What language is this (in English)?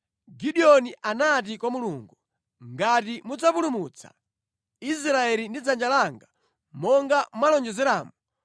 Nyanja